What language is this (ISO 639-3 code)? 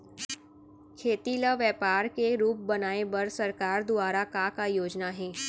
hne